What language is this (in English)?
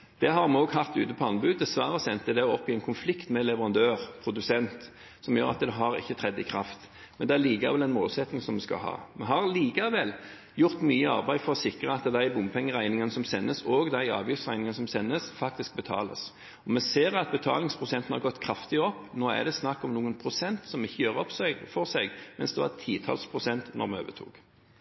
Norwegian Bokmål